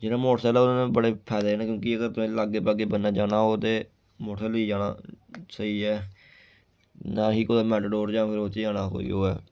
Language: Dogri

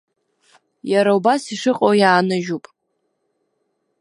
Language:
Abkhazian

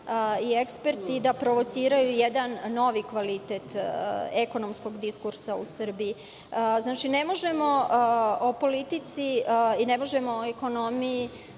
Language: Serbian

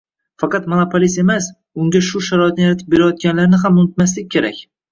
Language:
Uzbek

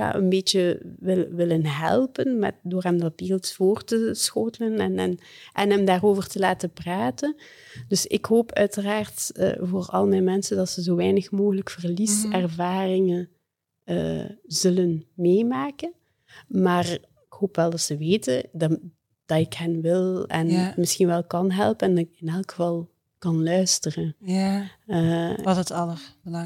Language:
Dutch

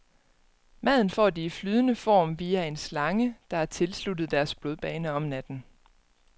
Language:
Danish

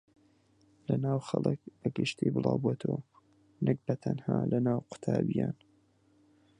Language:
Central Kurdish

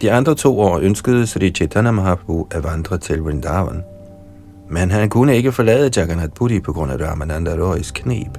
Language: Danish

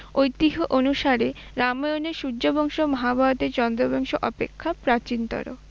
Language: Bangla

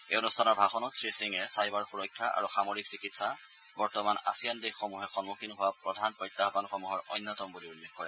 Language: Assamese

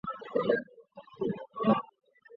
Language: Chinese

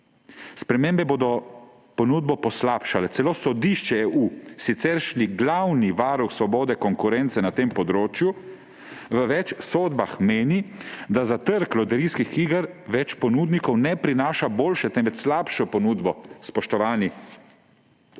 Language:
Slovenian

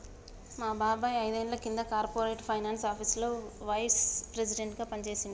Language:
Telugu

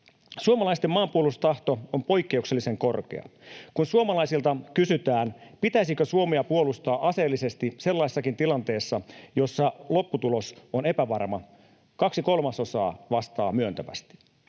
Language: Finnish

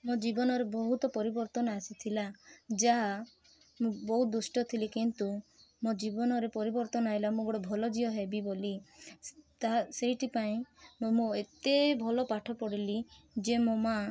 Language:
Odia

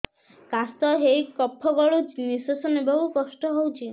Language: Odia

